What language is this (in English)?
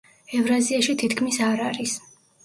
Georgian